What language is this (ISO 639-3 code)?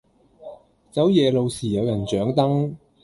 yue